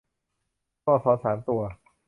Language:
Thai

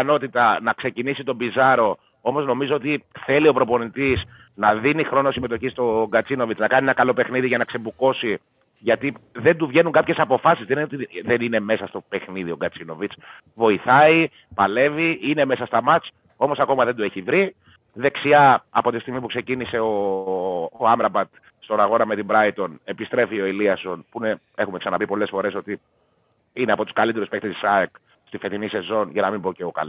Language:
Greek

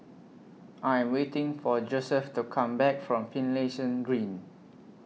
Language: English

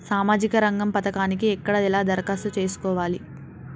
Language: Telugu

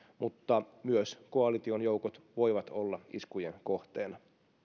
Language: Finnish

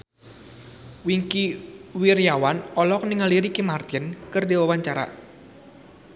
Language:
Sundanese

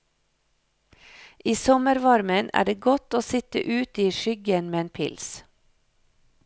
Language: Norwegian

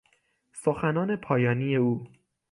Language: Persian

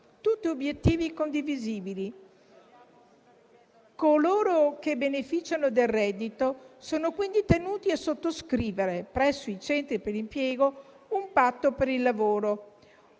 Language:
Italian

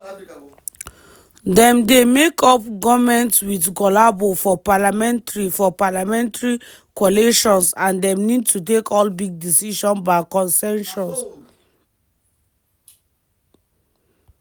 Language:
Nigerian Pidgin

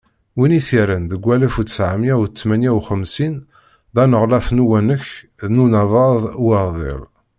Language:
Kabyle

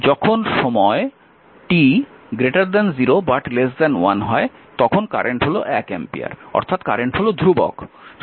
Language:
Bangla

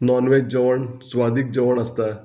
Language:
Konkani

